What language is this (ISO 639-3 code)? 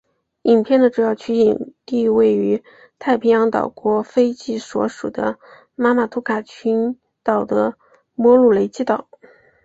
zho